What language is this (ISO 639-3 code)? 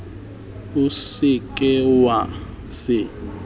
sot